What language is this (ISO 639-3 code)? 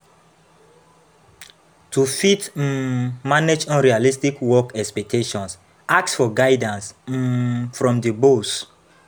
pcm